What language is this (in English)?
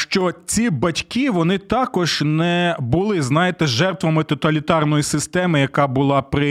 Ukrainian